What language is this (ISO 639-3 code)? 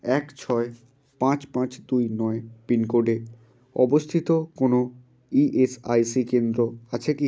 ben